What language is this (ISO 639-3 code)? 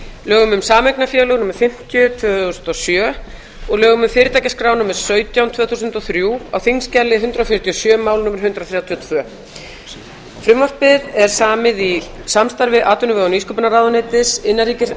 isl